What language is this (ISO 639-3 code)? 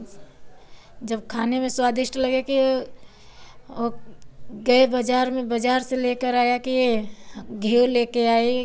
hin